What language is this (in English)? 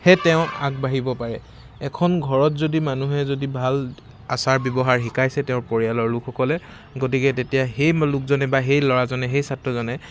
Assamese